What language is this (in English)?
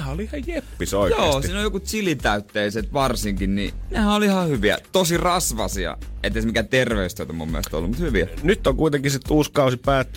Finnish